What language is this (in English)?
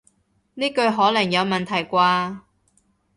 Cantonese